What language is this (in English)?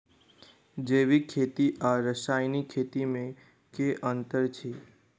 Maithili